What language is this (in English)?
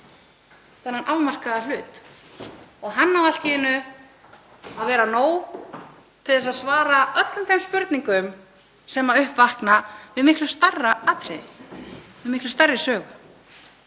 Icelandic